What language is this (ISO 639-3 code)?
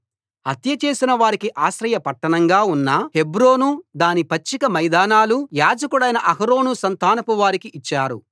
tel